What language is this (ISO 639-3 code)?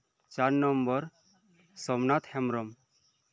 sat